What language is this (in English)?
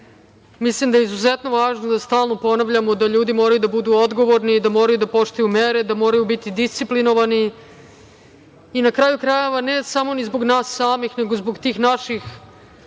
Serbian